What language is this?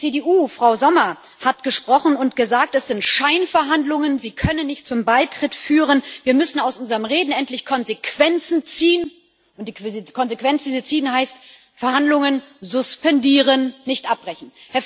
German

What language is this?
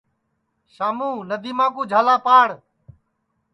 Sansi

